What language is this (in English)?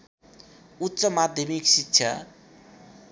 Nepali